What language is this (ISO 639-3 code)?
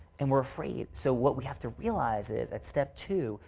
eng